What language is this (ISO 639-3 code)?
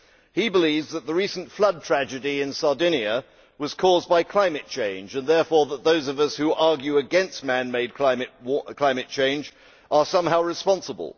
eng